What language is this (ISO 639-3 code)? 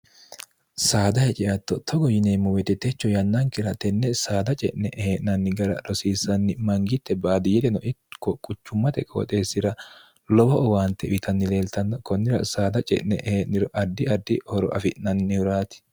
sid